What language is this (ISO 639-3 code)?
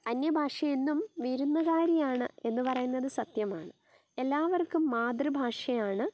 mal